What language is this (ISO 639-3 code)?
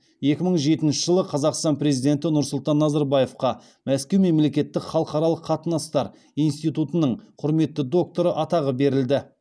kaz